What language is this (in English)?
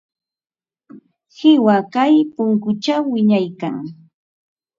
Ambo-Pasco Quechua